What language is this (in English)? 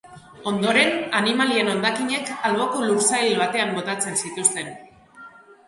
Basque